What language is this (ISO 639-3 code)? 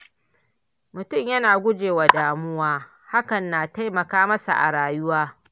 hau